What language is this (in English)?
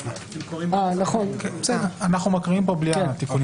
Hebrew